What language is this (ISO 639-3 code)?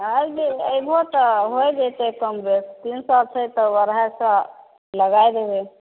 mai